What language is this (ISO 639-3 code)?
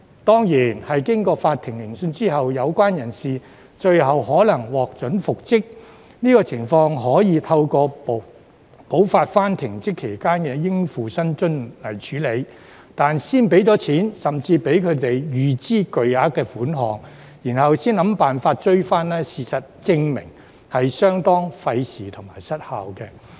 yue